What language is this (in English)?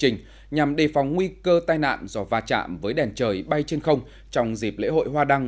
Vietnamese